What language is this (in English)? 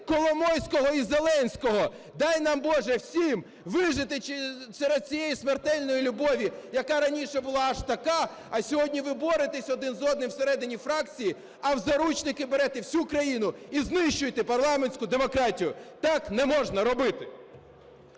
Ukrainian